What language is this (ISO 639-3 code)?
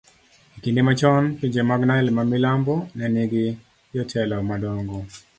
luo